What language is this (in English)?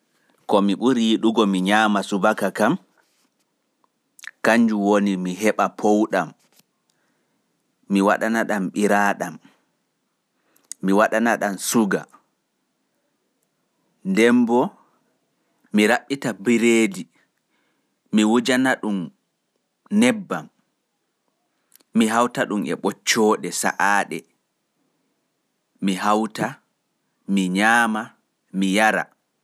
Fula